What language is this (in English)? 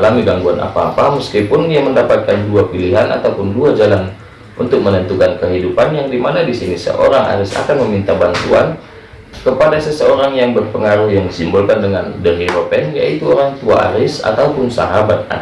Indonesian